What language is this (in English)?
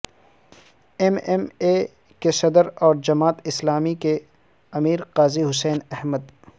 Urdu